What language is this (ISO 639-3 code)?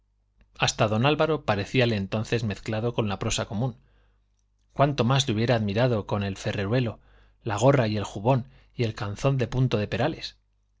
spa